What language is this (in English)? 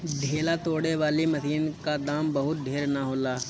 Bhojpuri